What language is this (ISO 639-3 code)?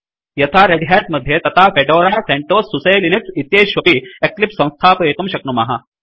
san